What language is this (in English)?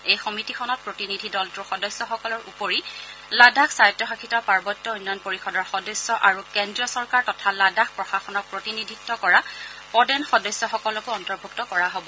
Assamese